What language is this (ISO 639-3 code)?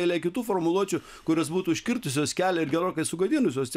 lit